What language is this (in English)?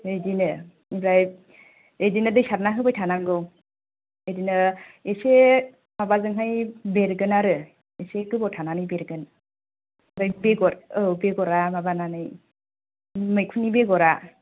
Bodo